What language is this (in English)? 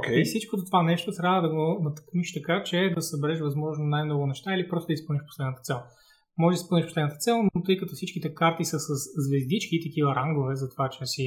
Bulgarian